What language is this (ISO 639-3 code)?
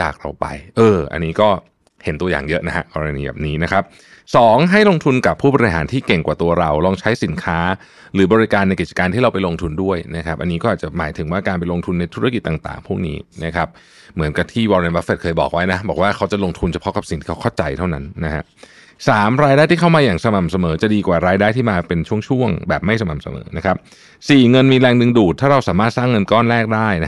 tha